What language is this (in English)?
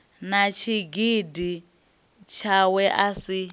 Venda